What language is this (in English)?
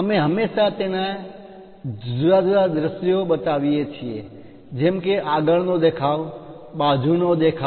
Gujarati